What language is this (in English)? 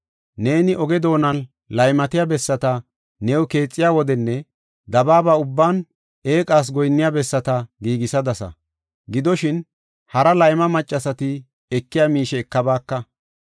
Gofa